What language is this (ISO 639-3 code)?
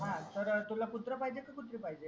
mar